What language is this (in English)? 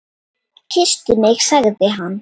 Icelandic